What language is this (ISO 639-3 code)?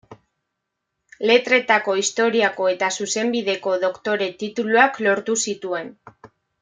eus